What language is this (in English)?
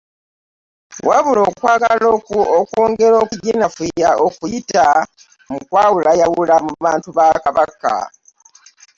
Ganda